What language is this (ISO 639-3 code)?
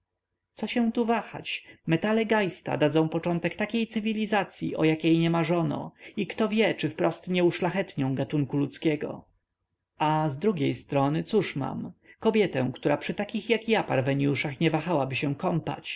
pol